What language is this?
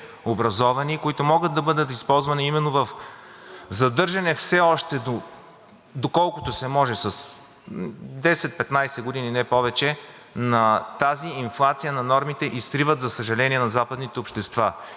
Bulgarian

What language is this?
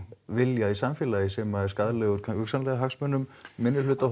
Icelandic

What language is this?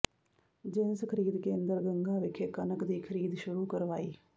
Punjabi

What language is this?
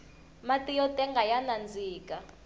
Tsonga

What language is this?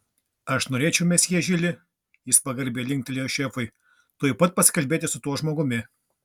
Lithuanian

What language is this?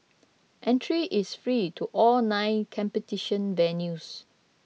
English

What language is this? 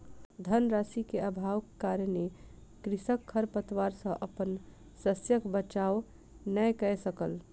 Maithili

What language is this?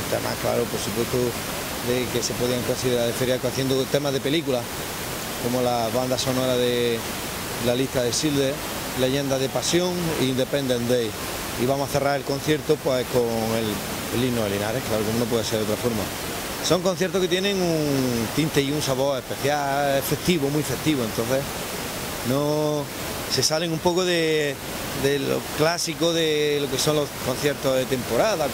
Spanish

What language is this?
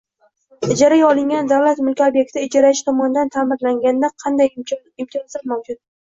Uzbek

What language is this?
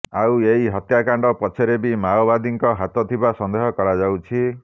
Odia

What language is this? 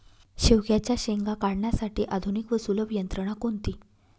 Marathi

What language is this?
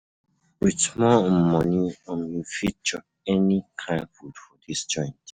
Nigerian Pidgin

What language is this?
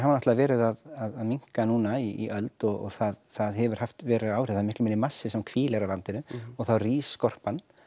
Icelandic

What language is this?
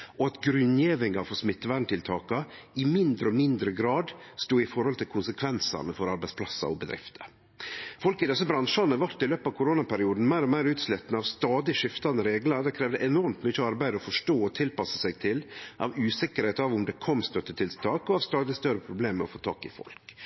Norwegian Nynorsk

